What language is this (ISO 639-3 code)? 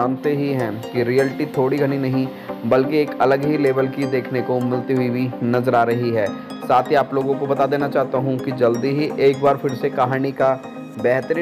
hin